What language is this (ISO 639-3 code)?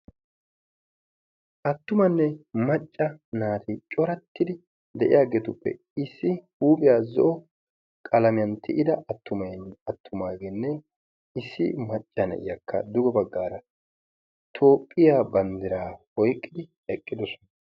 wal